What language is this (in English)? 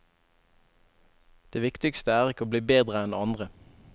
Norwegian